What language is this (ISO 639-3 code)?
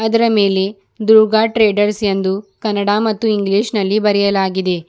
kan